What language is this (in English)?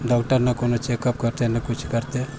Maithili